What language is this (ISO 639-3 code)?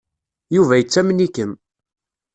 kab